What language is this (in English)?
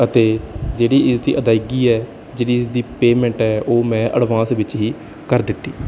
Punjabi